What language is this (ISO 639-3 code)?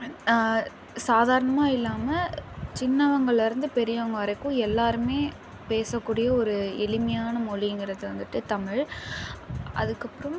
tam